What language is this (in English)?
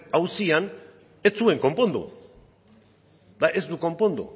Basque